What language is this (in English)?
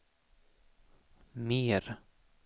Swedish